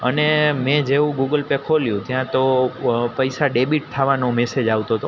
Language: Gujarati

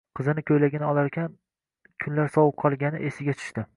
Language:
Uzbek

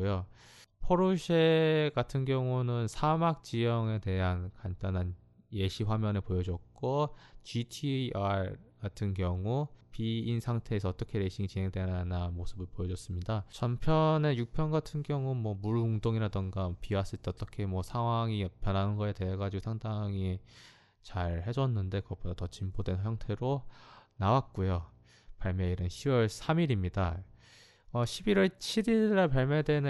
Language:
Korean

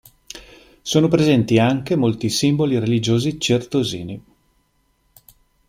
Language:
Italian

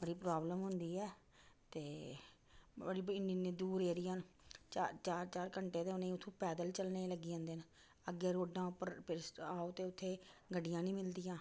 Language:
Dogri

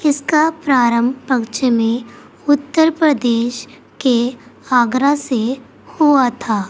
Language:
Urdu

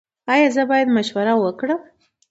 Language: Pashto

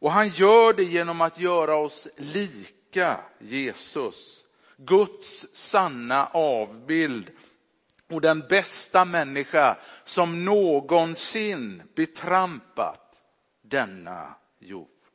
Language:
Swedish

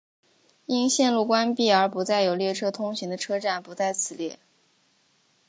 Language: Chinese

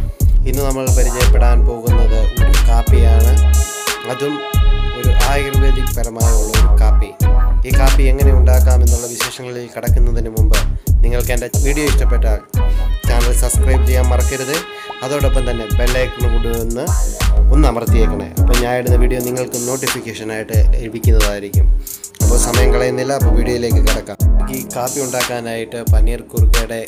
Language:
Romanian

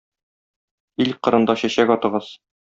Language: Tatar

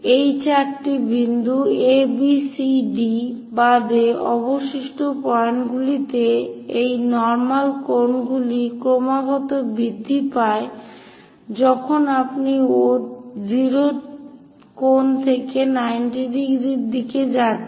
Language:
Bangla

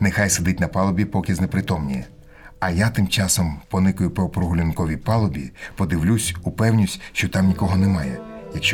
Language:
Ukrainian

